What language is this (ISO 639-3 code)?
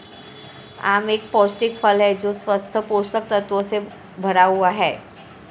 hin